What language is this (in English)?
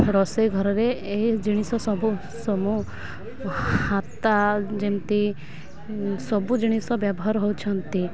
Odia